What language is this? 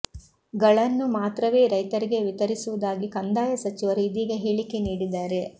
Kannada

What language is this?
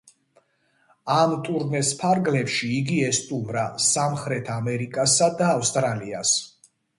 Georgian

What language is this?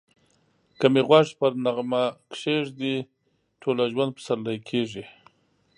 Pashto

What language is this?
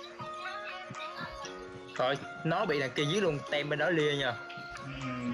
Vietnamese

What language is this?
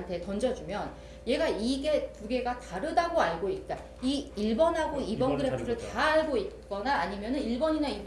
Korean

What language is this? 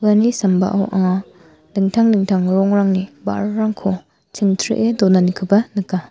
Garo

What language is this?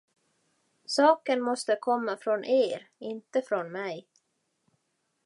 Swedish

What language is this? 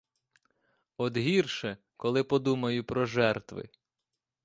Ukrainian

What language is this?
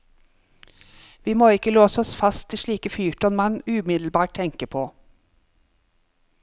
Norwegian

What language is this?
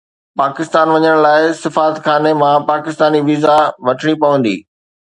Sindhi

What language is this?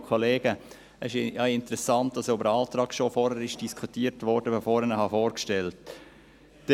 Swiss German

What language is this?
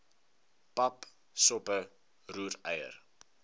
Afrikaans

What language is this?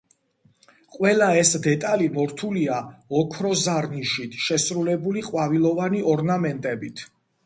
Georgian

